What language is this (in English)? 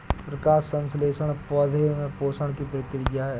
Hindi